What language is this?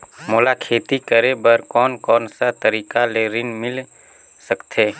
Chhattisgarhi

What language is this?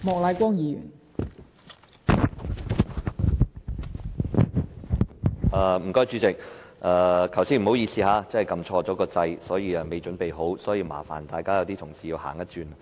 Cantonese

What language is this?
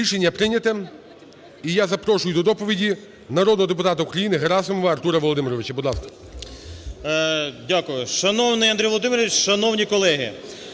Ukrainian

